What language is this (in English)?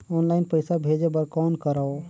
Chhattisgarhi